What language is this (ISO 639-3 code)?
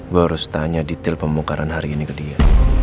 ind